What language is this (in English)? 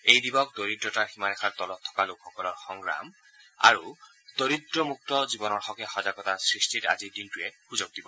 Assamese